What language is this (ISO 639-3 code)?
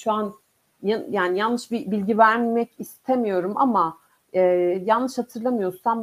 tur